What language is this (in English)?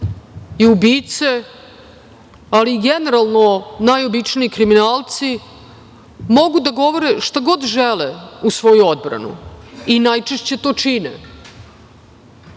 Serbian